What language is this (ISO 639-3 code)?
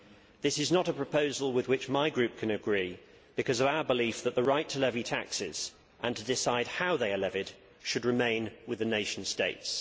eng